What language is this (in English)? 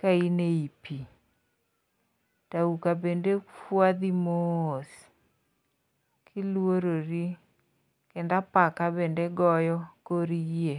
Luo (Kenya and Tanzania)